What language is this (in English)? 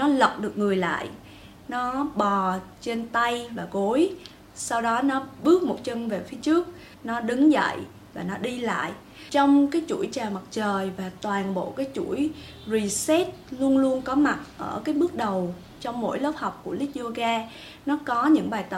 Vietnamese